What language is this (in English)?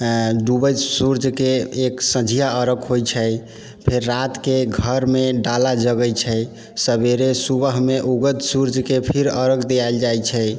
Maithili